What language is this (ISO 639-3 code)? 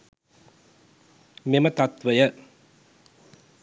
sin